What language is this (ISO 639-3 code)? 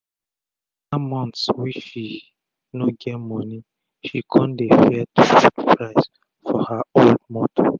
pcm